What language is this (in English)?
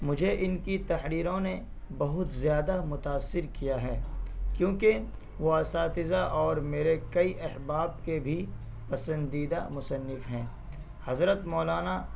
Urdu